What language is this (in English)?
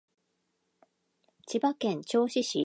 Japanese